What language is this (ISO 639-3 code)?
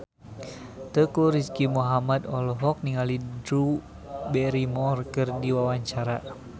sun